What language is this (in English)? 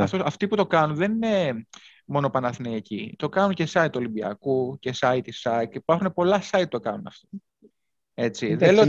Greek